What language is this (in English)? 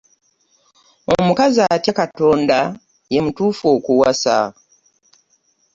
Ganda